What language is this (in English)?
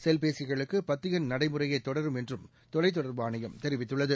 Tamil